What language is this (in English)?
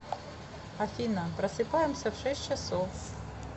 Russian